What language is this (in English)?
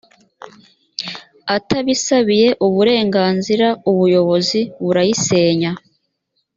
Kinyarwanda